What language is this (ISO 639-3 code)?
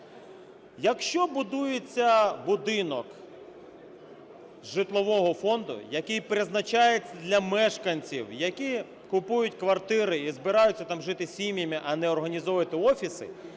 ukr